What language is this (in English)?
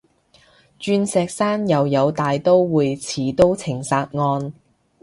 Cantonese